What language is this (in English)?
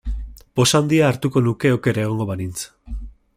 Basque